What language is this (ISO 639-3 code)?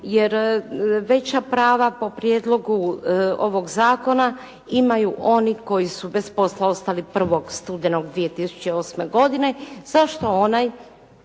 hrv